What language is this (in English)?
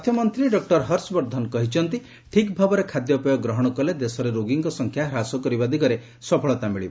Odia